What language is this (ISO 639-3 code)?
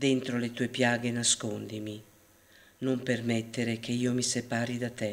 ita